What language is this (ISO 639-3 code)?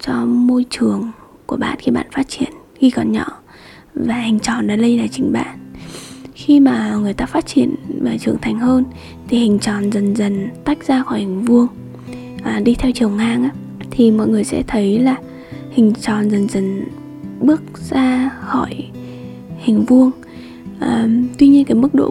vie